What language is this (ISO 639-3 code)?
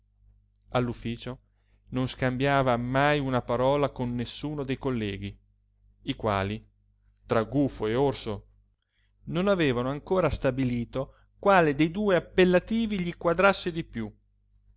ita